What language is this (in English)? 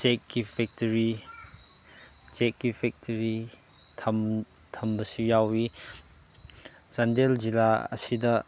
Manipuri